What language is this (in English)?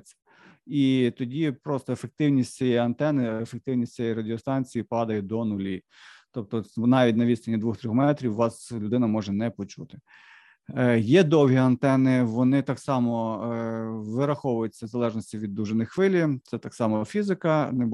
Ukrainian